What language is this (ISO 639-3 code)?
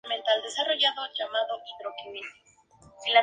spa